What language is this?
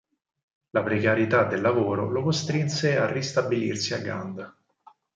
Italian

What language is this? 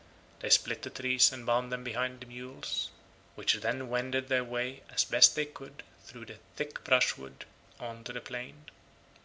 English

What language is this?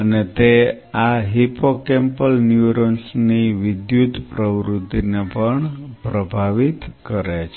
Gujarati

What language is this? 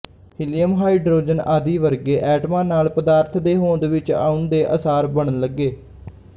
Punjabi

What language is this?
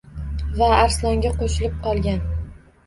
Uzbek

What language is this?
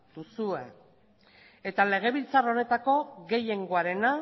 Basque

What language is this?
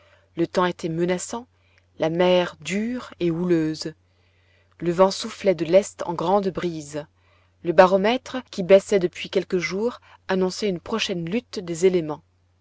French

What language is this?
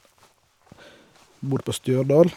Norwegian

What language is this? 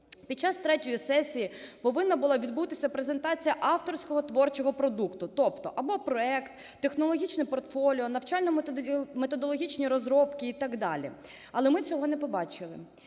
Ukrainian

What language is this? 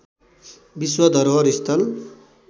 Nepali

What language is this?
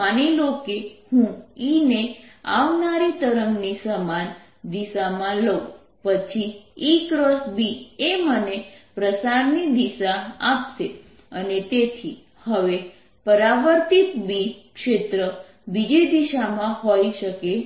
Gujarati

